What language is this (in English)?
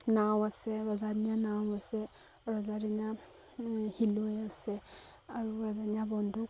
Assamese